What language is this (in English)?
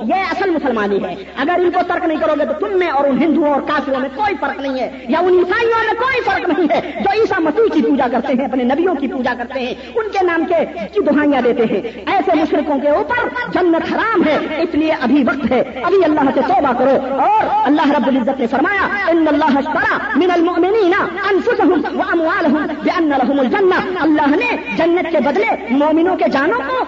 Urdu